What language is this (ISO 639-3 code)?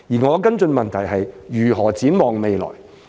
yue